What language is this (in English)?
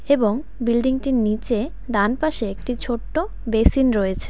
Bangla